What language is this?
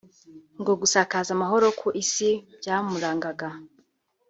Kinyarwanda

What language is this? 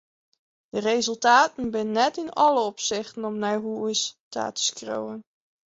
Western Frisian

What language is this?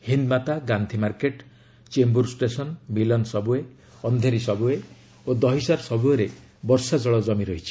Odia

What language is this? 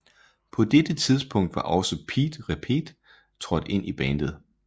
Danish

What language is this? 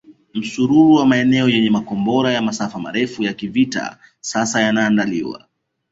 Swahili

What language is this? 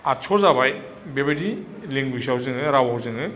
Bodo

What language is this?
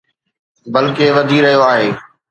Sindhi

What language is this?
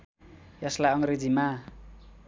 Nepali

